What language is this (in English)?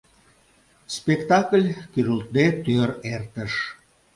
Mari